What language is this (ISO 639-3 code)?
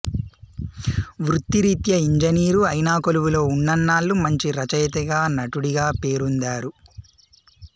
tel